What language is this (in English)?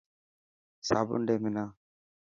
Dhatki